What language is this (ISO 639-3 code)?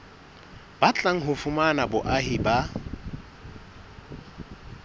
sot